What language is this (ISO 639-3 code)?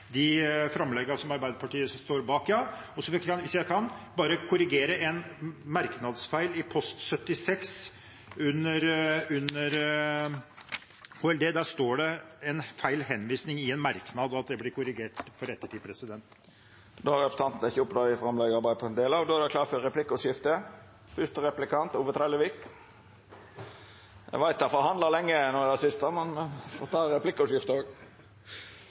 nor